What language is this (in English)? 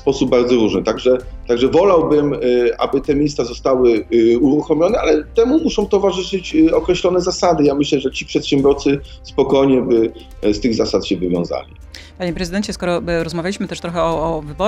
Polish